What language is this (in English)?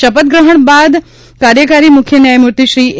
Gujarati